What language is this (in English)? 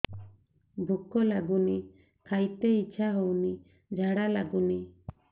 Odia